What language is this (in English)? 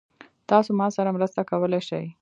Pashto